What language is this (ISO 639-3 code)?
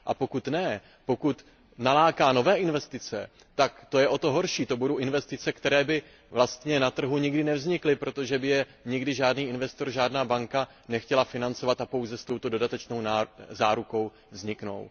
ces